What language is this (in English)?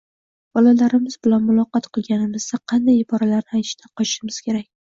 Uzbek